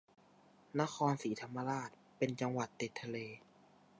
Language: Thai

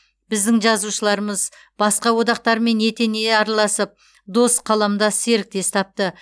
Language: Kazakh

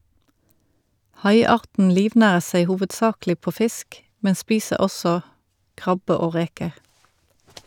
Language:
Norwegian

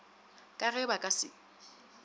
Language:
Northern Sotho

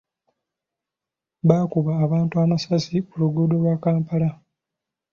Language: Ganda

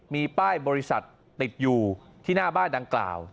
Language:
Thai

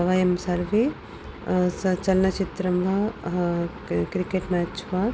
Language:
Sanskrit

